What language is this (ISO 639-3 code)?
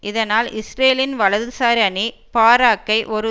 tam